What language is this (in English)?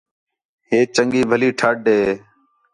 Khetrani